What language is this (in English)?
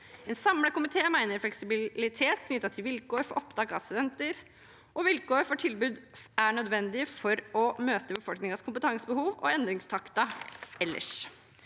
Norwegian